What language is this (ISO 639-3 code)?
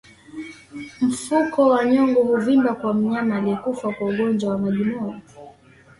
swa